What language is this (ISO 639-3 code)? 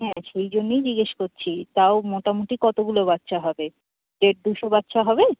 ben